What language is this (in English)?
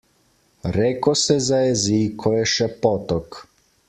Slovenian